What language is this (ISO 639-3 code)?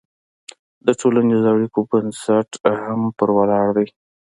pus